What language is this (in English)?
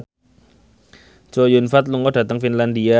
Javanese